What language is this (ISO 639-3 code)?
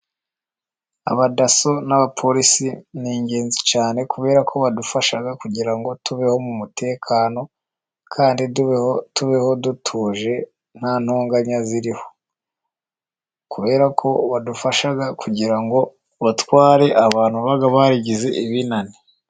kin